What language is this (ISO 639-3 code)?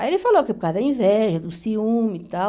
por